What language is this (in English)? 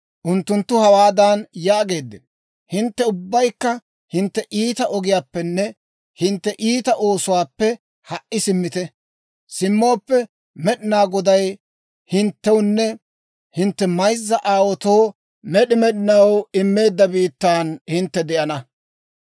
Dawro